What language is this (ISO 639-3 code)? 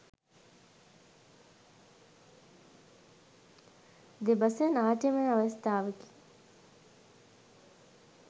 sin